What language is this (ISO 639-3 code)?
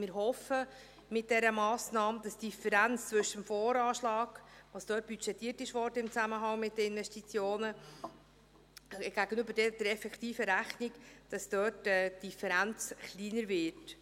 gsw